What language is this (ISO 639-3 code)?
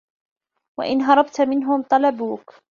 ara